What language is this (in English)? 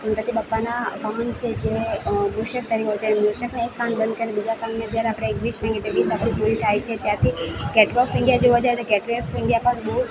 Gujarati